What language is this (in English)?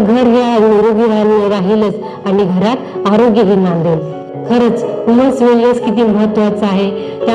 Marathi